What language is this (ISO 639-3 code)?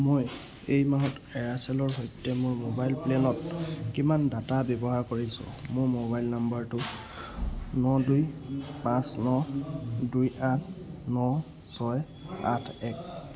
asm